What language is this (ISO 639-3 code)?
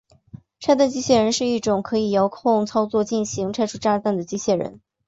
zho